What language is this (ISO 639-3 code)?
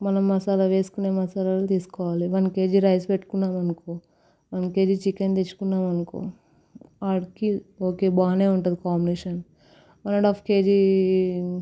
tel